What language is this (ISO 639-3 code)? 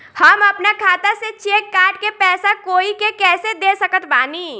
bho